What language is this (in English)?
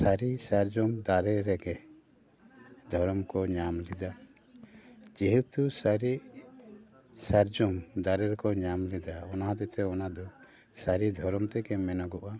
Santali